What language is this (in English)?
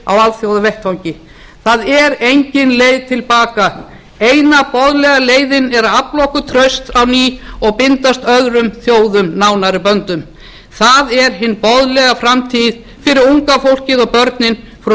Icelandic